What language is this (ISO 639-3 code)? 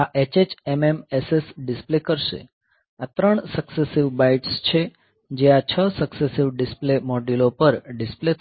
guj